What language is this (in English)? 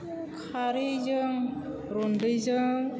Bodo